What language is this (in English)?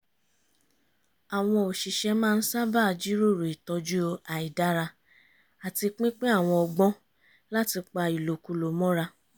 Yoruba